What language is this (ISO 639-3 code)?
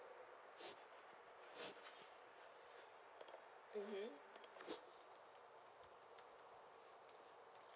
eng